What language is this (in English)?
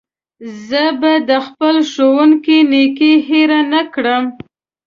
Pashto